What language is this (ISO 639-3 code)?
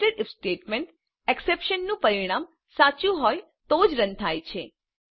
guj